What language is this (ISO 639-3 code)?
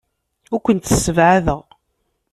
kab